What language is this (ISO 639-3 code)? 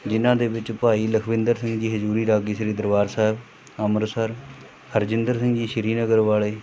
pan